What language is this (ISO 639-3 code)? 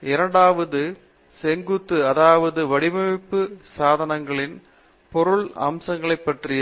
tam